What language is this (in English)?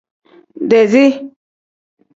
Tem